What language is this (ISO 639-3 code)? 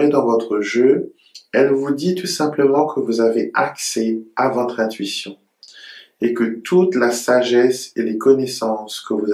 fra